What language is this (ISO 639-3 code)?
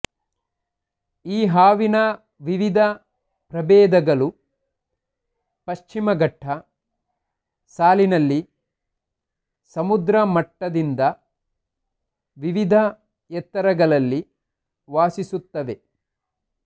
kan